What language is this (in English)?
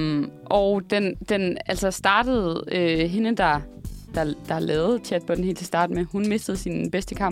Danish